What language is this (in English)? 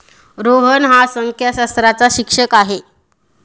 Marathi